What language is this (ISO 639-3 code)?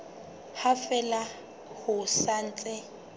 sot